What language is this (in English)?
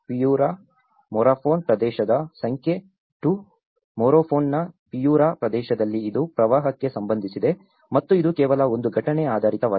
Kannada